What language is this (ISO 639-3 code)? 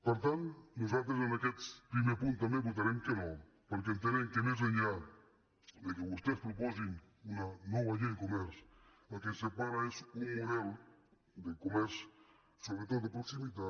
cat